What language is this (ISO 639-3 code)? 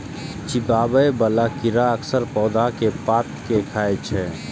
mai